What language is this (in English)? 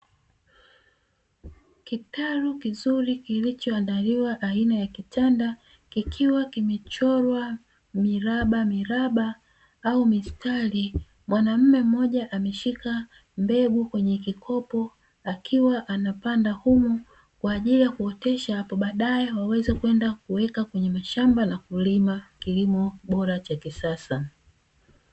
Swahili